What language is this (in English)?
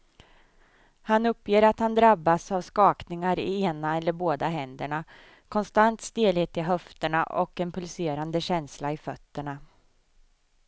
Swedish